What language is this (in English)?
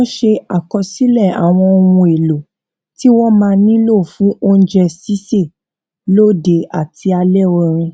Yoruba